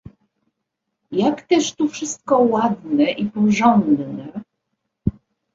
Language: Polish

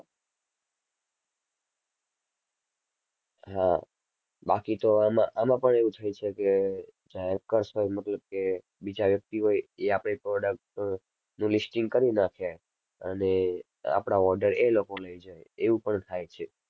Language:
Gujarati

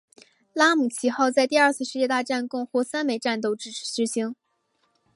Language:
Chinese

